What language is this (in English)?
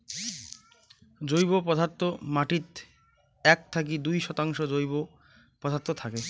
Bangla